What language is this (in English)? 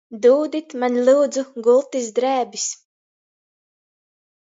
Latgalian